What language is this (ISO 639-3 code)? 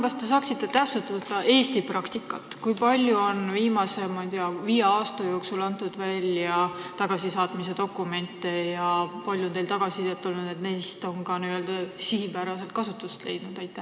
est